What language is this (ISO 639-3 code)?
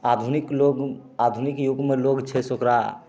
mai